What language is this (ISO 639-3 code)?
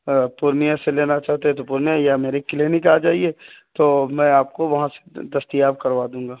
urd